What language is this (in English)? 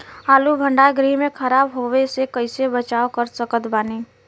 Bhojpuri